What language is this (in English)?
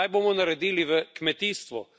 Slovenian